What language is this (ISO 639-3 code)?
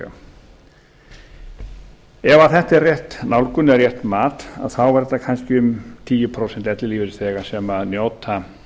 isl